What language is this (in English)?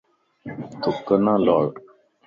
Lasi